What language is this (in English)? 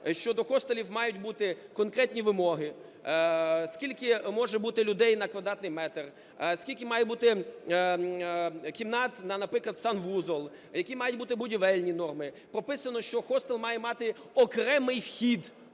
Ukrainian